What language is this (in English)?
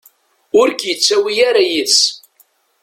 Kabyle